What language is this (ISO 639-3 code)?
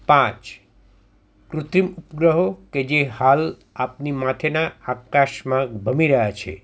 guj